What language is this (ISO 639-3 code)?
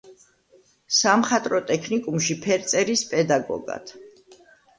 kat